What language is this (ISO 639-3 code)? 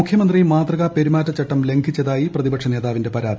mal